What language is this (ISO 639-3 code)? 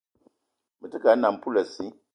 eto